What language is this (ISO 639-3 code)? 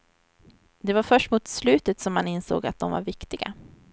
swe